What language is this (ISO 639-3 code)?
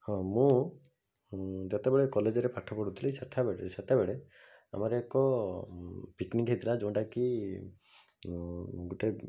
ori